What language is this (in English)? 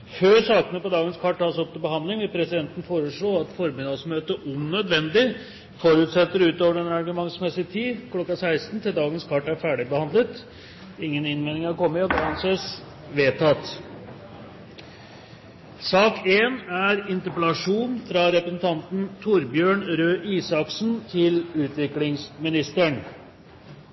Norwegian Bokmål